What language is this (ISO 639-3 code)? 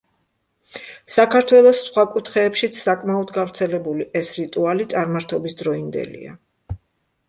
kat